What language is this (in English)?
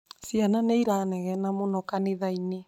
Kikuyu